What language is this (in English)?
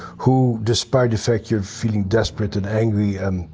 English